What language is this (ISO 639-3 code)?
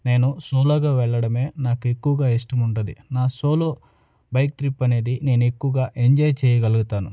tel